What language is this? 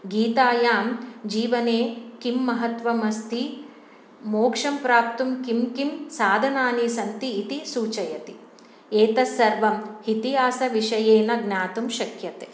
Sanskrit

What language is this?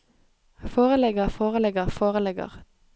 Norwegian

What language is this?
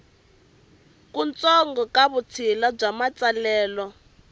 Tsonga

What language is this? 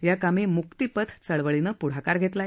Marathi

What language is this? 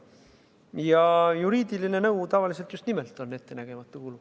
Estonian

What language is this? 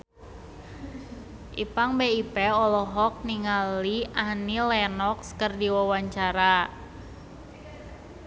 Sundanese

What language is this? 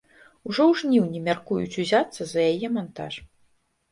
Belarusian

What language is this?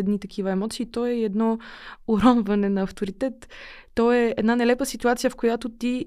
Bulgarian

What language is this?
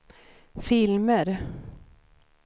Swedish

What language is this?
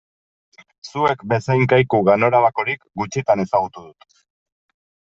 Basque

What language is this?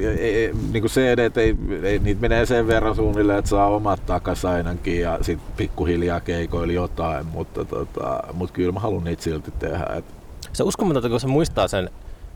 Finnish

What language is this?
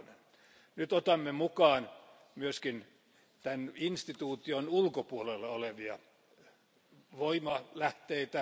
Finnish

